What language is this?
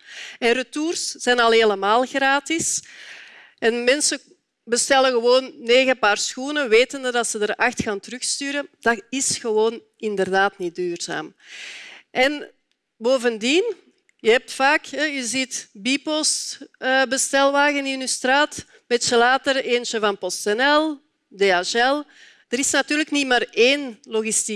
Dutch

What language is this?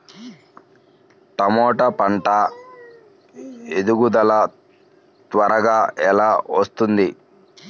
Telugu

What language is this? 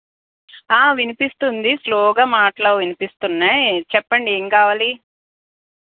Telugu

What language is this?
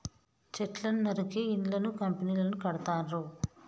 Telugu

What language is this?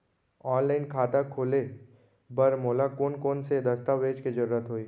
Chhattisgarhi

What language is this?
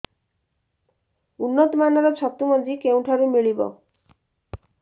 Odia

